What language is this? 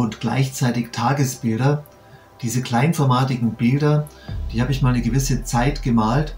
German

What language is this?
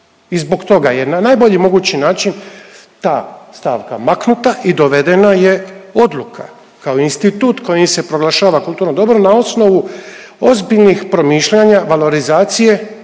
Croatian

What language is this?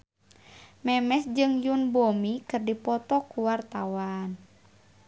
Sundanese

